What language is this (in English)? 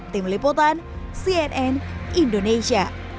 Indonesian